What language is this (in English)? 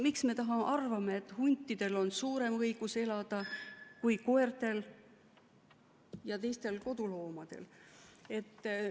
Estonian